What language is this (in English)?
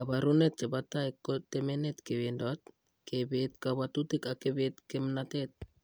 Kalenjin